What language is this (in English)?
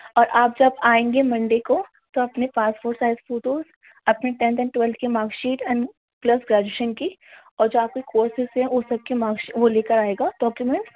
Urdu